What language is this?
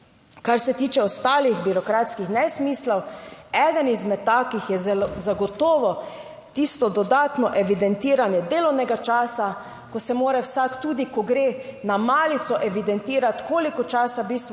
Slovenian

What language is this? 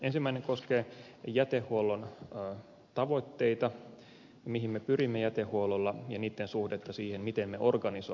Finnish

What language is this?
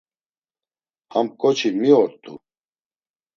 Laz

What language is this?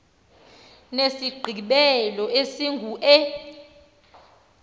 Xhosa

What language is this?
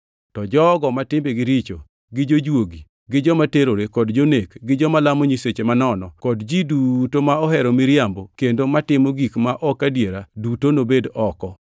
Luo (Kenya and Tanzania)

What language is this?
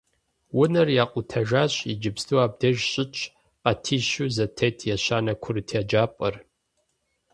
Kabardian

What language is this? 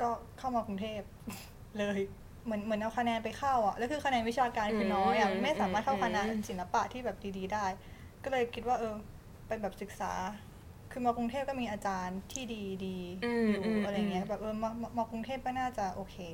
Thai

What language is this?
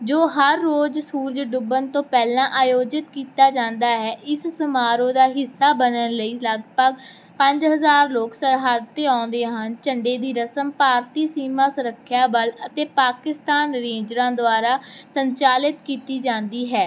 Punjabi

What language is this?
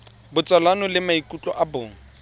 Tswana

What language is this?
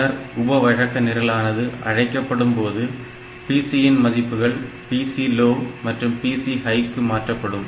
Tamil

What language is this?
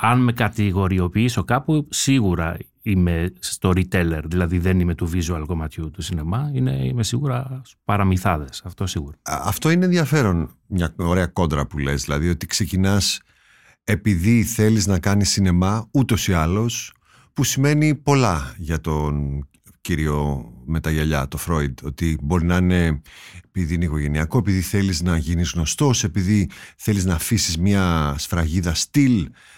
Greek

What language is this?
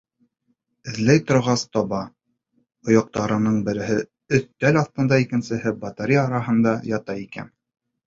Bashkir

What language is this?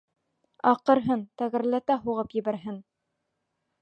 Bashkir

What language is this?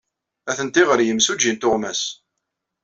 Kabyle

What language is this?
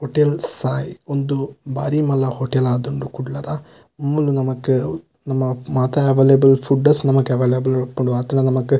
Tulu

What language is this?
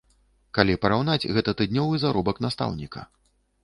Belarusian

